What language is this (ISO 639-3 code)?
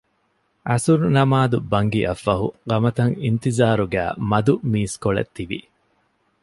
div